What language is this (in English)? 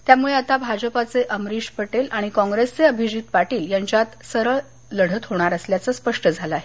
Marathi